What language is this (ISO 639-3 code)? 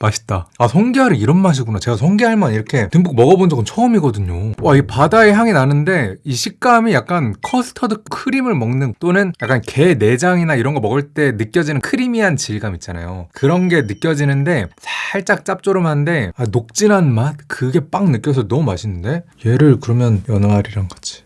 kor